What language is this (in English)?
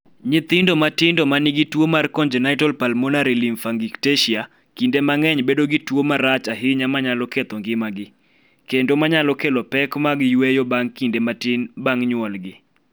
Luo (Kenya and Tanzania)